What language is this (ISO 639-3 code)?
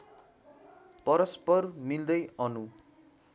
nep